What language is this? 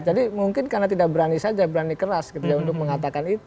Indonesian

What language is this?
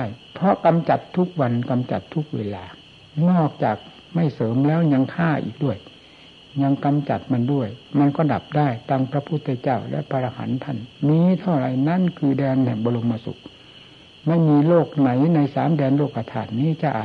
Thai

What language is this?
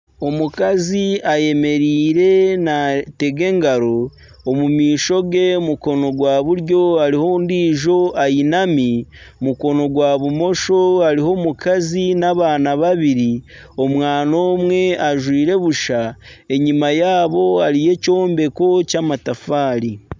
Nyankole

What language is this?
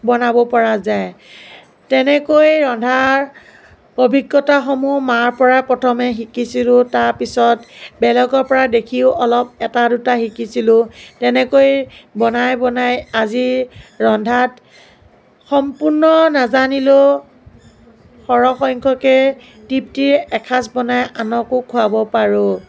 Assamese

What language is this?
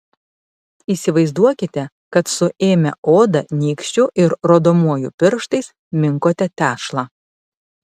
Lithuanian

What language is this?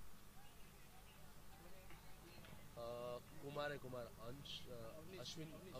Hindi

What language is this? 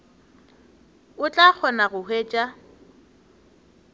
Northern Sotho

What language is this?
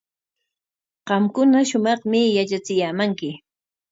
Corongo Ancash Quechua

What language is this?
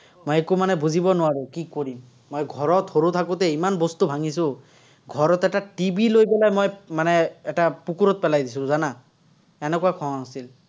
Assamese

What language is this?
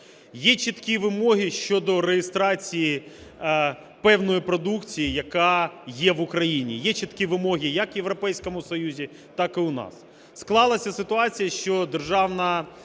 Ukrainian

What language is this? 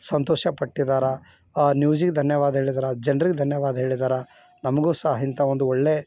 Kannada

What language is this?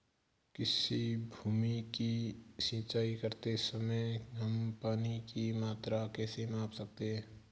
Hindi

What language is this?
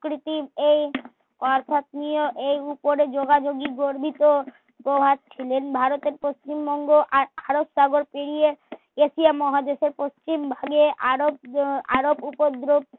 Bangla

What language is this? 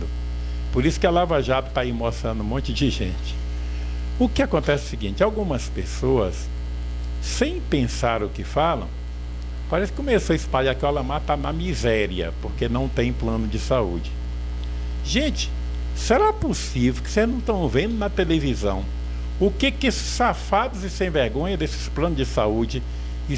Portuguese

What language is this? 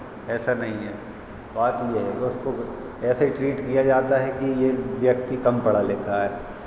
Hindi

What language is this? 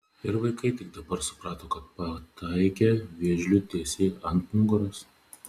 Lithuanian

